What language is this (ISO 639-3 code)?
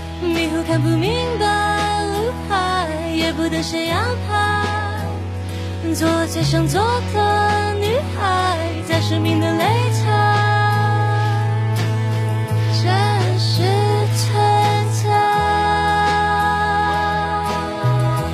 zho